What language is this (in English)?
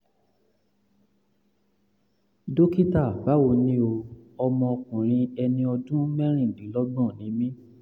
Yoruba